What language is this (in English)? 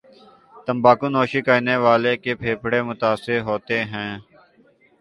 Urdu